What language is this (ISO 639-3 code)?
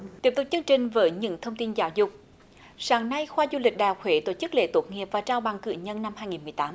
vie